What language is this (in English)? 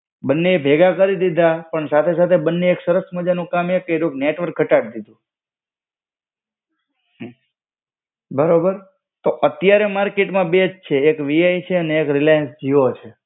Gujarati